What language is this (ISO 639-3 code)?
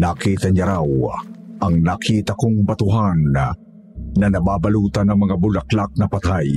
fil